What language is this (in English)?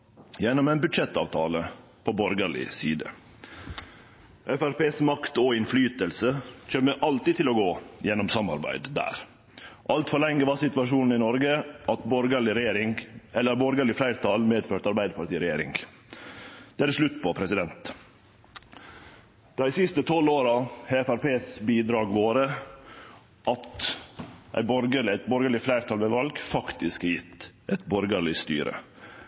Norwegian Nynorsk